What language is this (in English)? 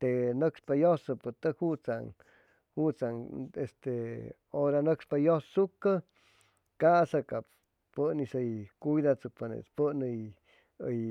Chimalapa Zoque